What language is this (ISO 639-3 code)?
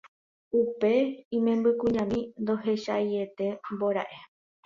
grn